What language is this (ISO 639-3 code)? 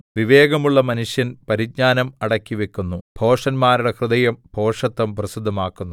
mal